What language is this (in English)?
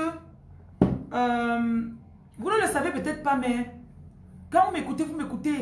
French